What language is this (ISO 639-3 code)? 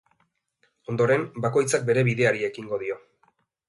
eus